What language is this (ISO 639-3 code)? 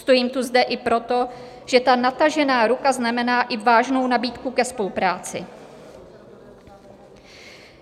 ces